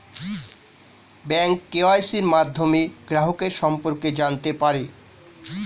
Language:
Bangla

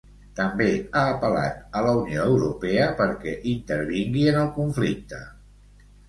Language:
Catalan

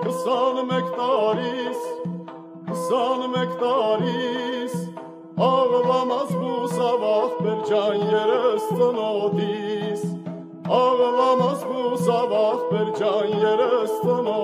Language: Turkish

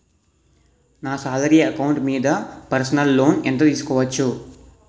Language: Telugu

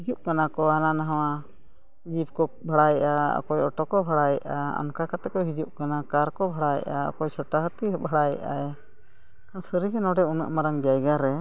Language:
Santali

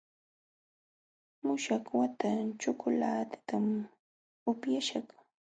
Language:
Jauja Wanca Quechua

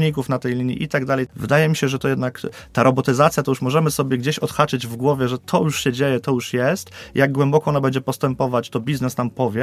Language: Polish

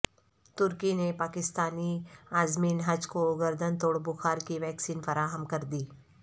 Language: Urdu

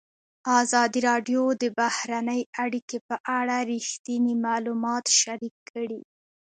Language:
Pashto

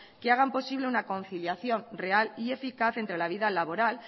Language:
Spanish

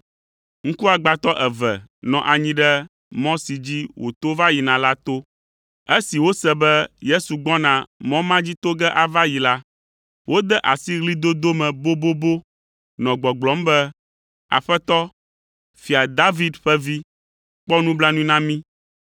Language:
Ewe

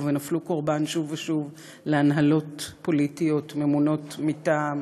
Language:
Hebrew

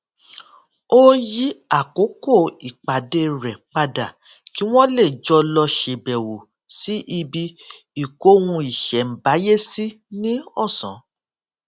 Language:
Yoruba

